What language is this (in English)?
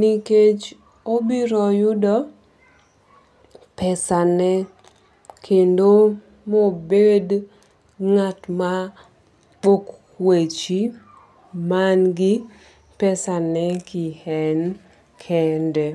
Luo (Kenya and Tanzania)